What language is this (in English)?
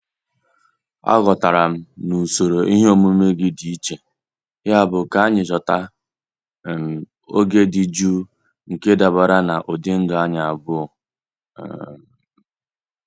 Igbo